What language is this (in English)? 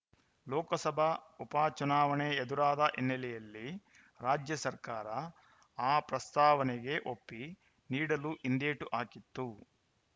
Kannada